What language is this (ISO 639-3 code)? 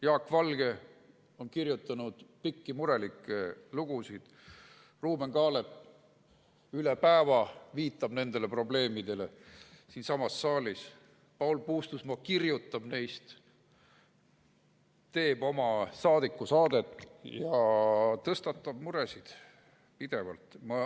est